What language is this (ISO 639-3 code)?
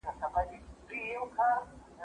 pus